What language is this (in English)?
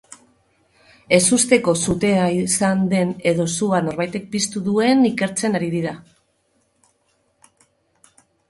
Basque